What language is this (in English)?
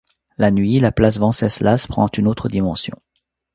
French